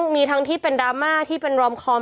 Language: Thai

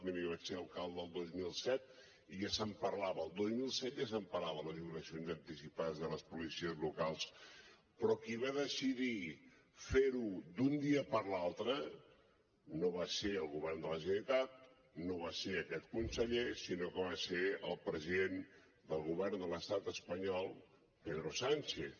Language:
Catalan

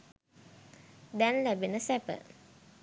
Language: Sinhala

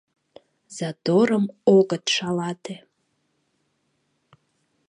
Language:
Mari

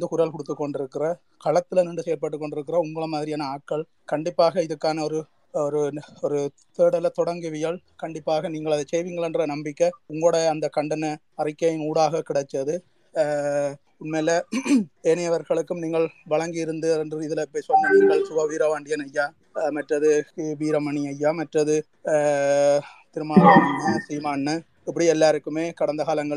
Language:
Tamil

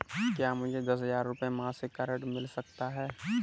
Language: Hindi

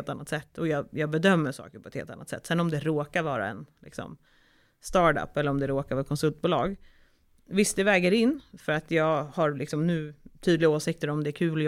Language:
Swedish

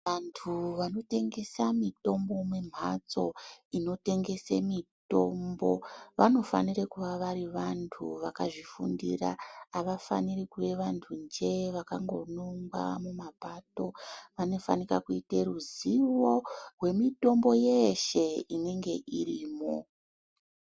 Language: Ndau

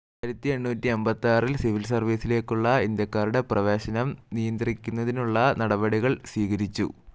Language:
Malayalam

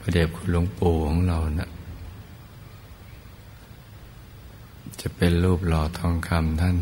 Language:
Thai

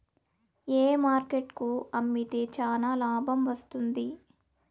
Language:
Telugu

